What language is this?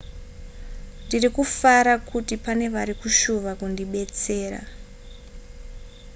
Shona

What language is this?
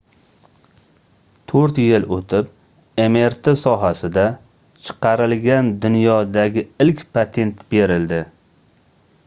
Uzbek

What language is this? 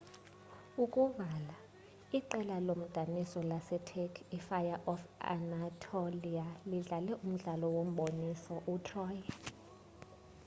Xhosa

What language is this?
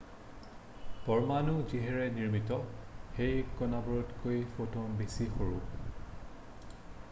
Assamese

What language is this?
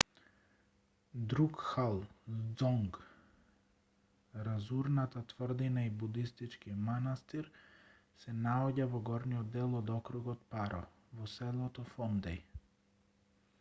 Macedonian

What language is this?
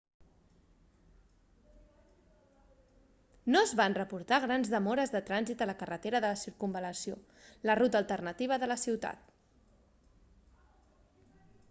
Catalan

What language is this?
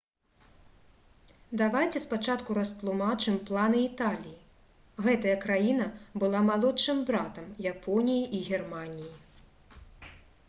Belarusian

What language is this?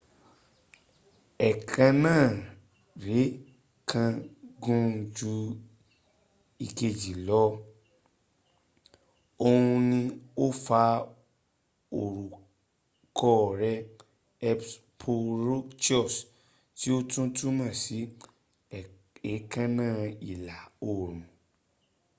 Yoruba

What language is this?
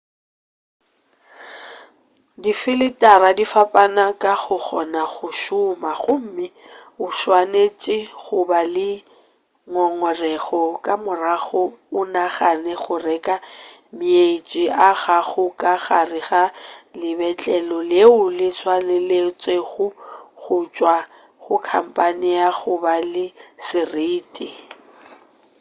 Northern Sotho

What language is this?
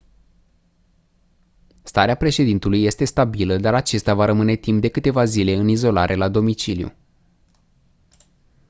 Romanian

